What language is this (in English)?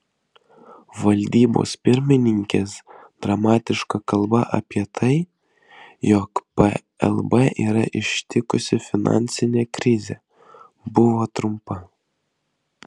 Lithuanian